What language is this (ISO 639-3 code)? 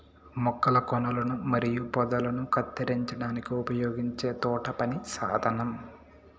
tel